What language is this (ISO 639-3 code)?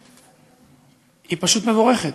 heb